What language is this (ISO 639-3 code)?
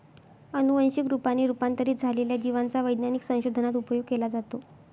mar